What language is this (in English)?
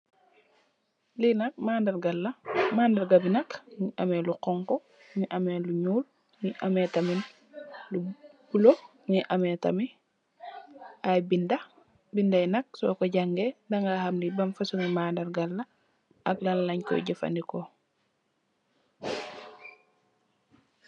Wolof